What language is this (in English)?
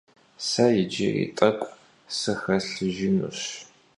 Kabardian